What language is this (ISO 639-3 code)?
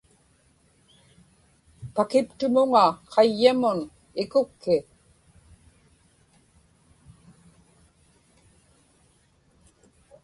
ipk